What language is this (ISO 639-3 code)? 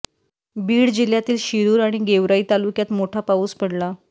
mar